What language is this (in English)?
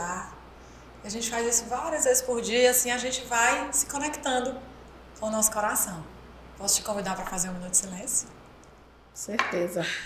Portuguese